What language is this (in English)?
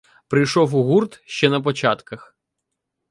Ukrainian